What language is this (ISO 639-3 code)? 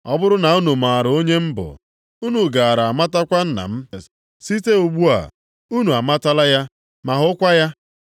ibo